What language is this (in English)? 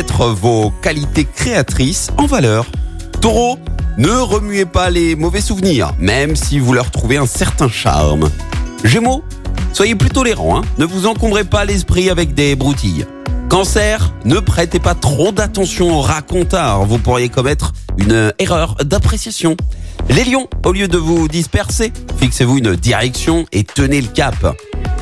French